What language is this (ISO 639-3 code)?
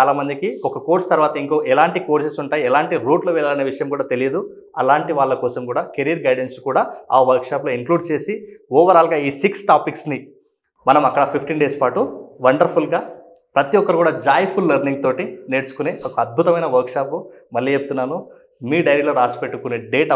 tel